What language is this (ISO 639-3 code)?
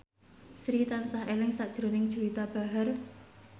jav